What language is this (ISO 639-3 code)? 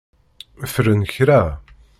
kab